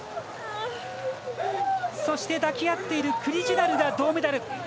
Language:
Japanese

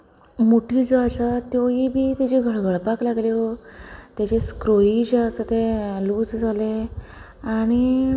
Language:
Konkani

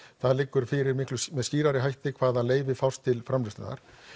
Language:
Icelandic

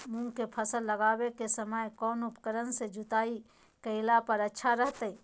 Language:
Magahi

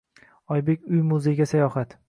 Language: Uzbek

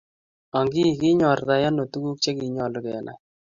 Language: Kalenjin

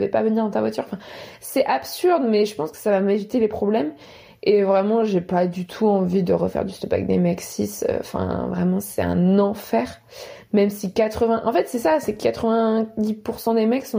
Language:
French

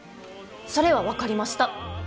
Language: Japanese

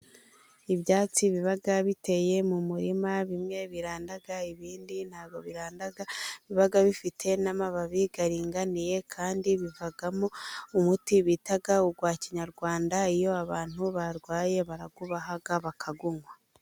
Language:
Kinyarwanda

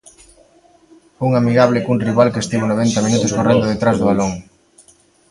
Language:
Galician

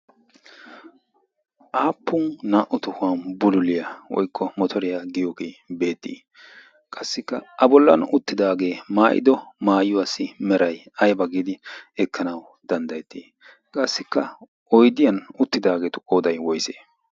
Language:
Wolaytta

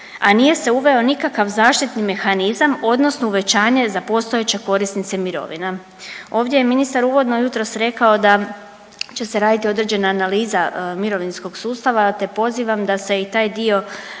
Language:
Croatian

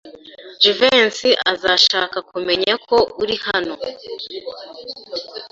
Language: Kinyarwanda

